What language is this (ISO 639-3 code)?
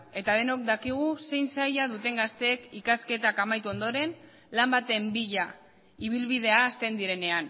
eus